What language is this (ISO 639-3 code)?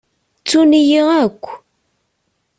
kab